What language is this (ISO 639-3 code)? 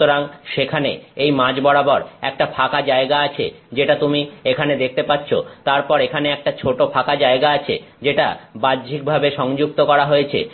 ben